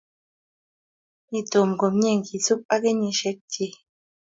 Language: Kalenjin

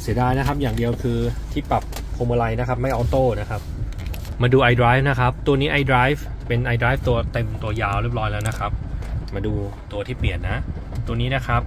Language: Thai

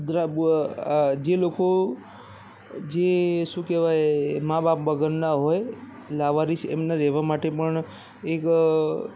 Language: Gujarati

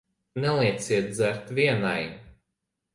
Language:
Latvian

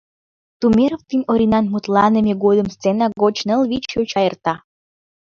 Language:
Mari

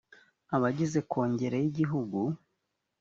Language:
Kinyarwanda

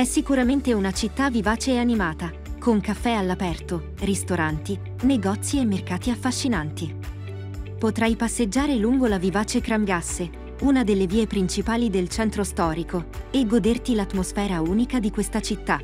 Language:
Italian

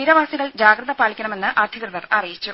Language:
Malayalam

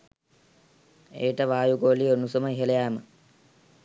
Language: Sinhala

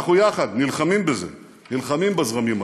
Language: Hebrew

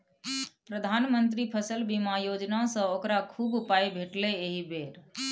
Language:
Maithili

